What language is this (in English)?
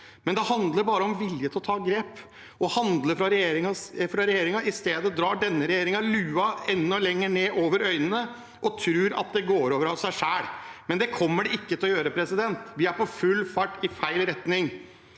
Norwegian